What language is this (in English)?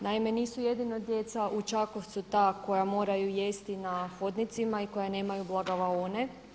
Croatian